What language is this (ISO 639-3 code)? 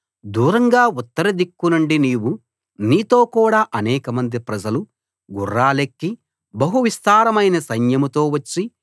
tel